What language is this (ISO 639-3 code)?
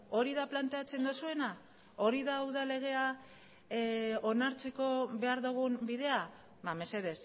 eus